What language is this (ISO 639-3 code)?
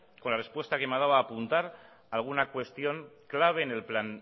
spa